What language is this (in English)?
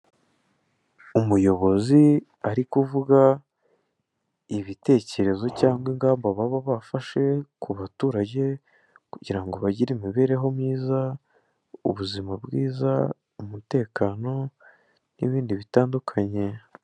Kinyarwanda